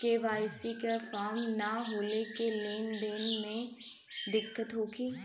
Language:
Bhojpuri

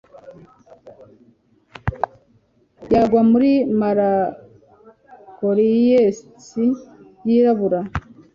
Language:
Kinyarwanda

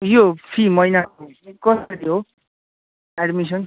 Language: Nepali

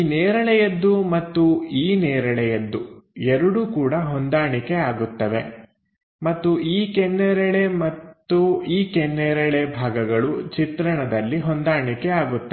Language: Kannada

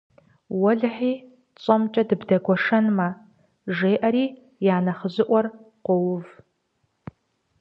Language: Kabardian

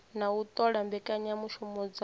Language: Venda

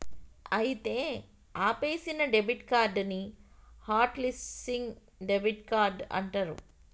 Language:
Telugu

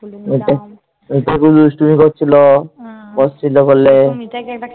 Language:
Bangla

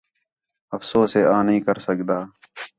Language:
Khetrani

